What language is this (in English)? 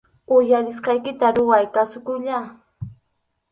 Arequipa-La Unión Quechua